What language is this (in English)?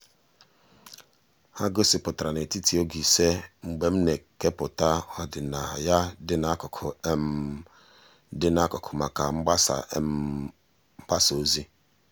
Igbo